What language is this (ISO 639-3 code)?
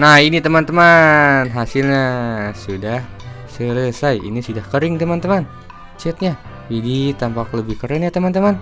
ind